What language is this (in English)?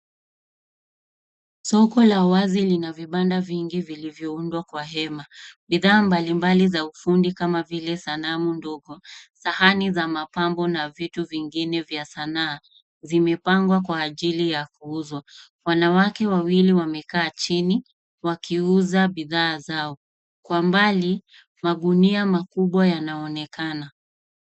Swahili